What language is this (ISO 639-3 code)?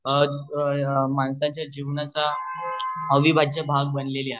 mar